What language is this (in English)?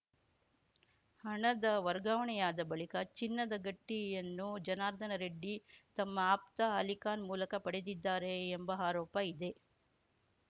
Kannada